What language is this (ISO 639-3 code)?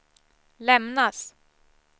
swe